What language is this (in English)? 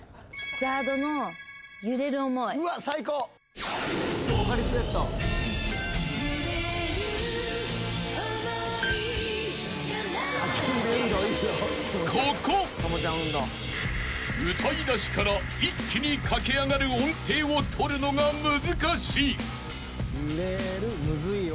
Japanese